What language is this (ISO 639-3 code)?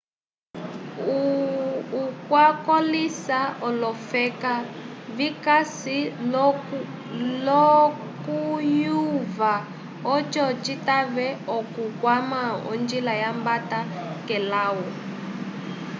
umb